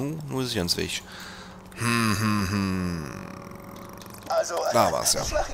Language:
German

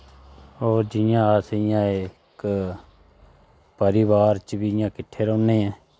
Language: Dogri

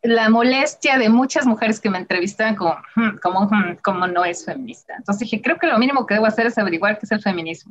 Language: Spanish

